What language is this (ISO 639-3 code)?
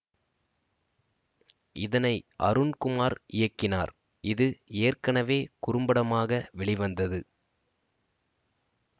tam